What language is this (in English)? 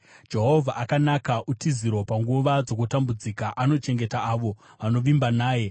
Shona